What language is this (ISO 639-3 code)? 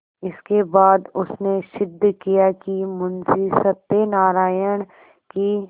hin